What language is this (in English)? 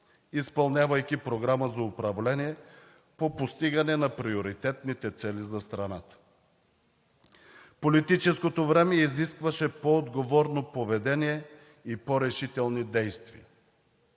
Bulgarian